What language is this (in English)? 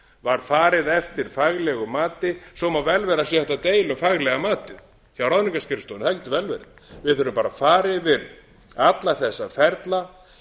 Icelandic